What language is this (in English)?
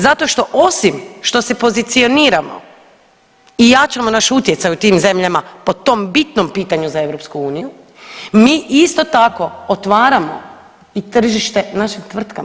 Croatian